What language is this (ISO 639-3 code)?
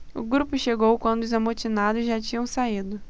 por